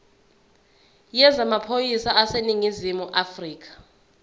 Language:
Zulu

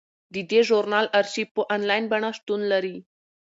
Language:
Pashto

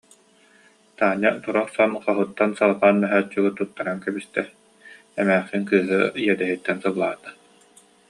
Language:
Yakut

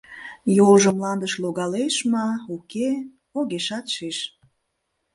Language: Mari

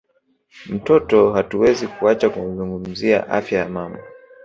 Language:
Swahili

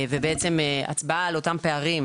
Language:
Hebrew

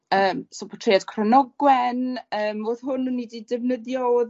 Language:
Welsh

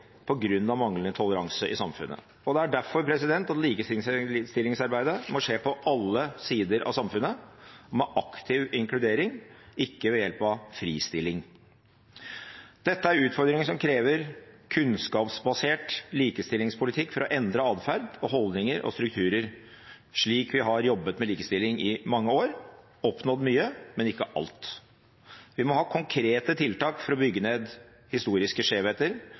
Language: Norwegian Bokmål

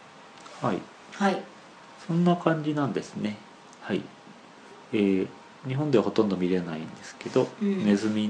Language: Japanese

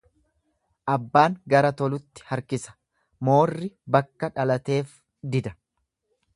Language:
Oromo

